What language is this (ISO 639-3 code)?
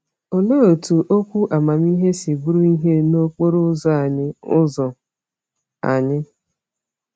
ibo